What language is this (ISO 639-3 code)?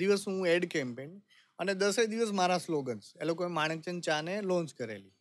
guj